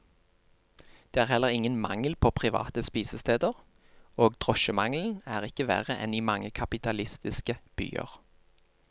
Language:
Norwegian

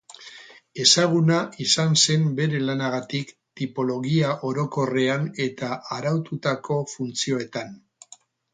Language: Basque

